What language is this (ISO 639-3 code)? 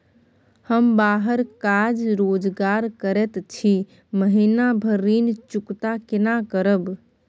mai